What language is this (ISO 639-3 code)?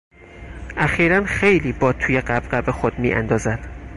fas